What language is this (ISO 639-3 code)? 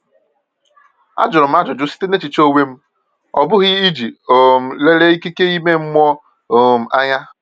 ibo